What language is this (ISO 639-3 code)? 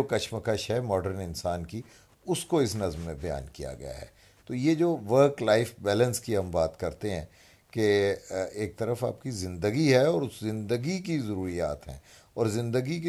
urd